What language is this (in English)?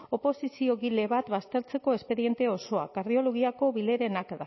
Basque